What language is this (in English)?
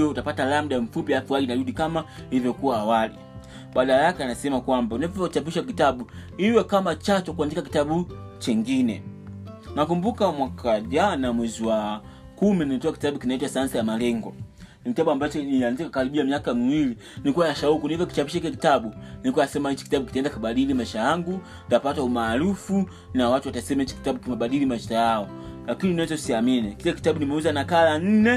Swahili